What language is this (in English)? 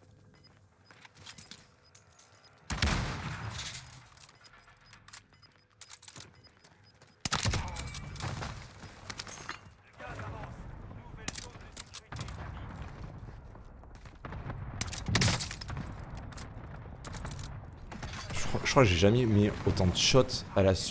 French